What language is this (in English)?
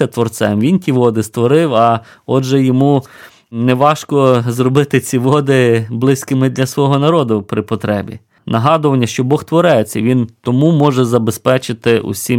Ukrainian